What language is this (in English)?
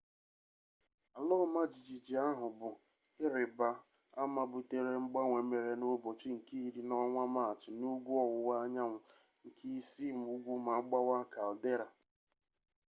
Igbo